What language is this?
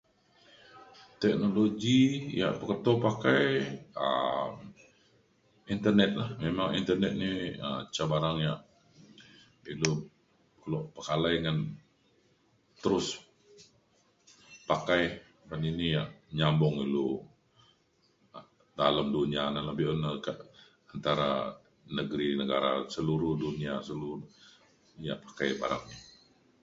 Mainstream Kenyah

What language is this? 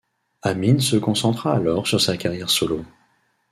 French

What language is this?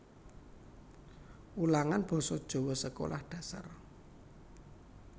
Javanese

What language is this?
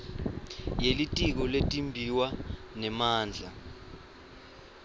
Swati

